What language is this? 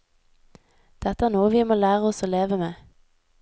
Norwegian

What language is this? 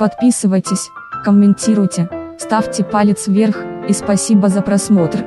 Russian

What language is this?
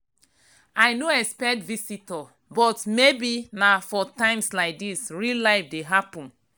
Nigerian Pidgin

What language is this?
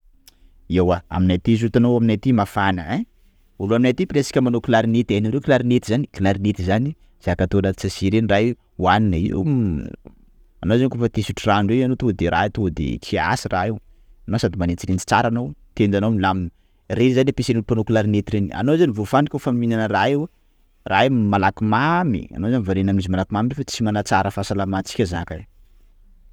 Sakalava Malagasy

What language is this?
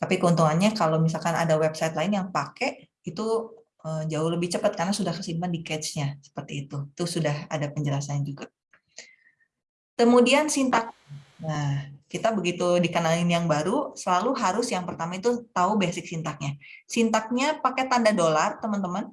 Indonesian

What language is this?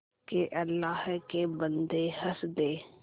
Hindi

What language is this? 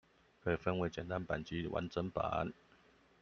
Chinese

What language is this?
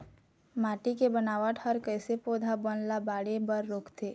Chhattisgarhi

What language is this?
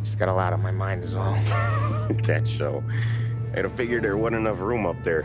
English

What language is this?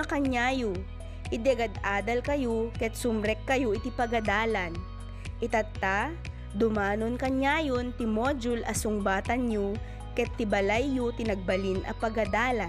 Filipino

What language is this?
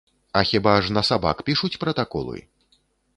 Belarusian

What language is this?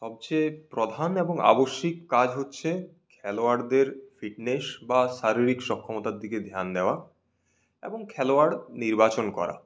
Bangla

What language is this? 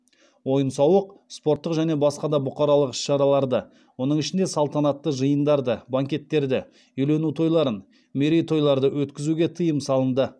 Kazakh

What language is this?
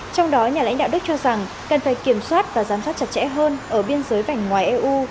Vietnamese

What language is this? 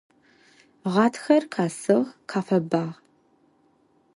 Adyghe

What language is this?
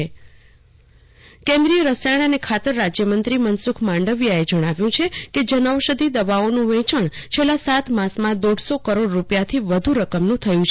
Gujarati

